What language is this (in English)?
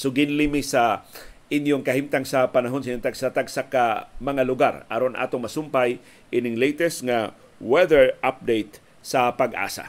Filipino